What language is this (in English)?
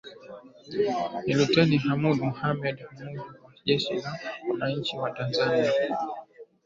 Swahili